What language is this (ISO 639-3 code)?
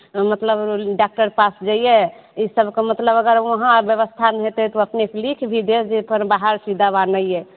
mai